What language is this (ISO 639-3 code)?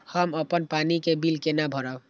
mai